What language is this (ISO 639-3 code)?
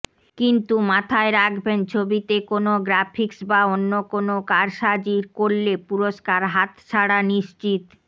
ben